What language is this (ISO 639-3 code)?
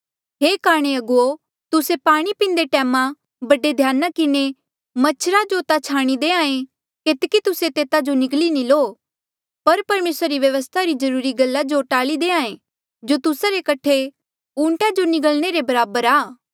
mjl